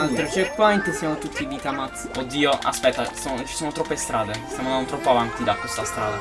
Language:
Italian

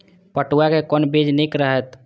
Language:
Maithili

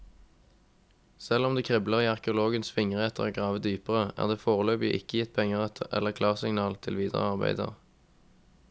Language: Norwegian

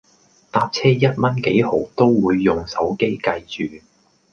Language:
Cantonese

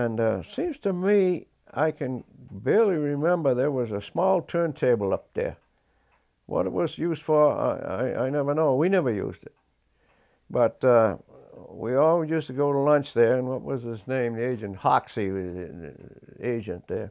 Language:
English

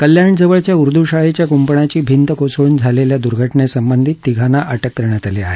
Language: Marathi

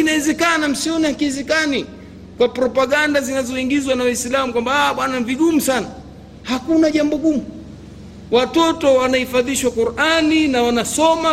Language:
Swahili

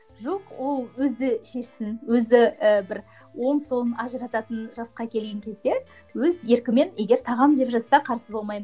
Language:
Kazakh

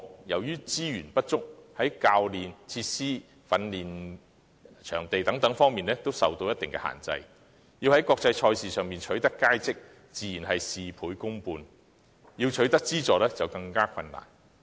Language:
Cantonese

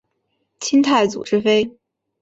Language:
Chinese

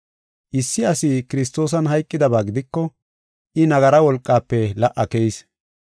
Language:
Gofa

